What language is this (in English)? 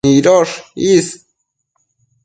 Matsés